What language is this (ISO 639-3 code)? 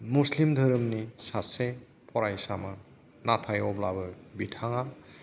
brx